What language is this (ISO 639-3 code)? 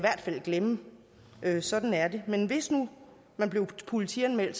dan